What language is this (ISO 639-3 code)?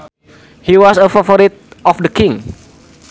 sun